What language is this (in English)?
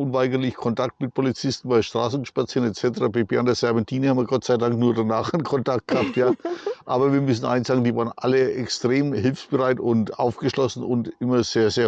German